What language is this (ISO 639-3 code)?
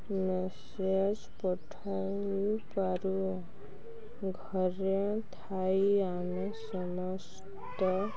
ori